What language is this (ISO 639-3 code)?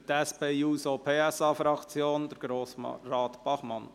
gsw